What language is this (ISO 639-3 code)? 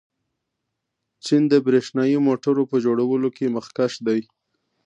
pus